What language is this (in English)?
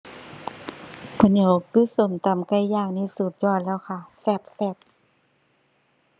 Thai